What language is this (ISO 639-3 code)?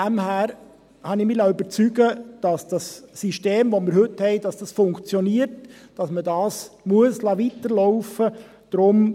gsw